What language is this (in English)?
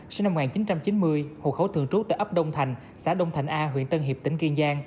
Vietnamese